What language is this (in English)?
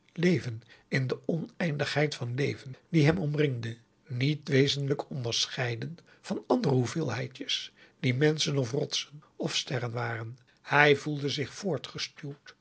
Dutch